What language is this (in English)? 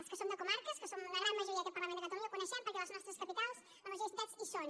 Catalan